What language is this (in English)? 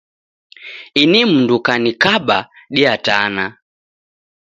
Taita